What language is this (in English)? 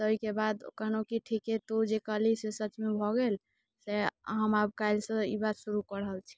Maithili